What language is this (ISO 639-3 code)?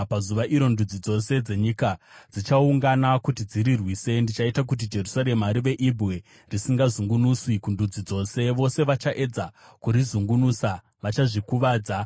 sna